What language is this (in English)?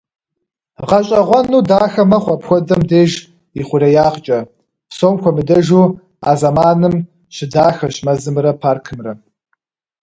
Kabardian